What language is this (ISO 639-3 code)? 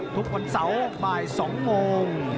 tha